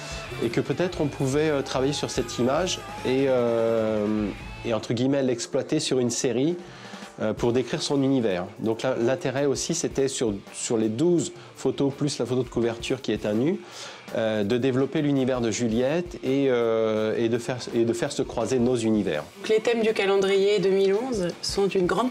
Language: French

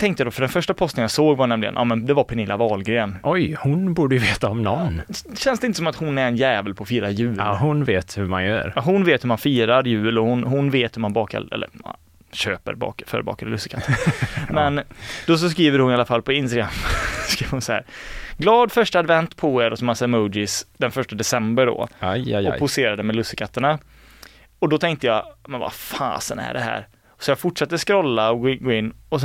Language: Swedish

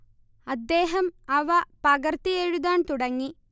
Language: Malayalam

